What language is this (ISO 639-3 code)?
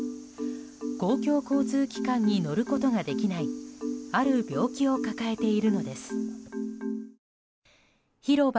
jpn